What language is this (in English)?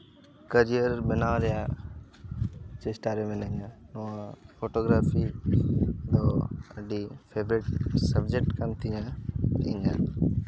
Santali